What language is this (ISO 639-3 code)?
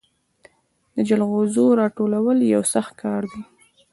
pus